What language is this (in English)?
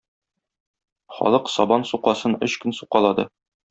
Tatar